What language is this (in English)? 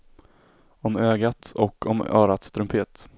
Swedish